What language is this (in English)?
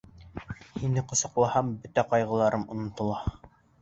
Bashkir